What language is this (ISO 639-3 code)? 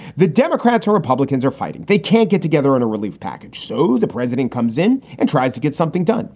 eng